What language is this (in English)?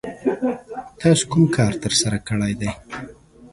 Pashto